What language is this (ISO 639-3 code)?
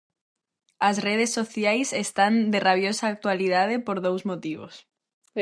glg